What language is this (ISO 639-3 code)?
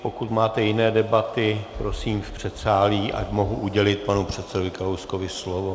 ces